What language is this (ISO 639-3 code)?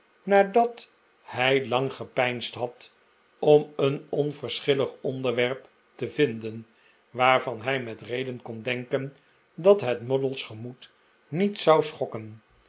nld